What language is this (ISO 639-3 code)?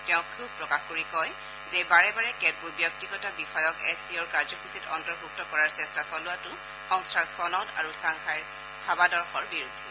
asm